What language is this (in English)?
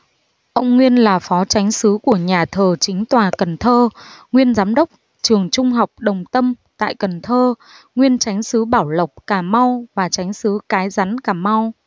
Vietnamese